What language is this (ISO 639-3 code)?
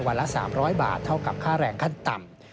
tha